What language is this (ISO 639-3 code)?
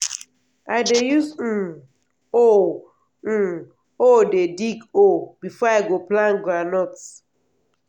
pcm